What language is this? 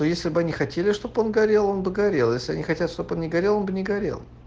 Russian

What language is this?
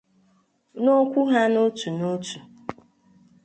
Igbo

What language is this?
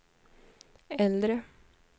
Swedish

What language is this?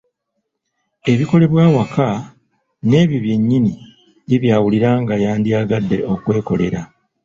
Ganda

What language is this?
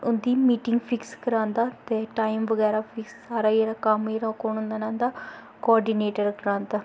Dogri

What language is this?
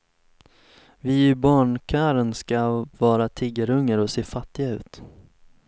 Swedish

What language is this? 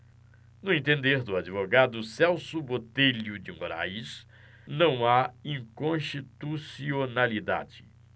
Portuguese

